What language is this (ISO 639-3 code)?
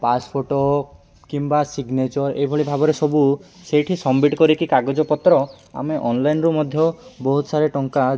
ori